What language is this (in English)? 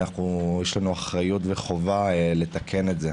Hebrew